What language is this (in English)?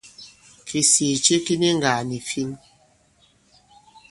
Bankon